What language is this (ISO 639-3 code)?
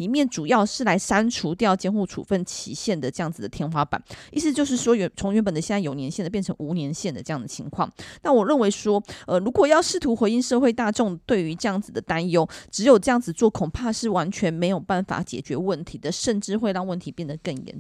zho